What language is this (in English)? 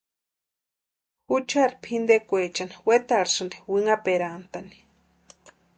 Western Highland Purepecha